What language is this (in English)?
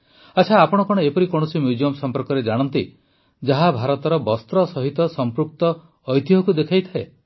Odia